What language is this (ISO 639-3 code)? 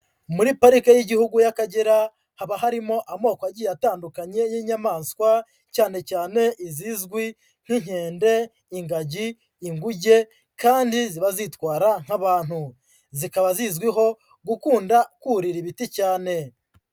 kin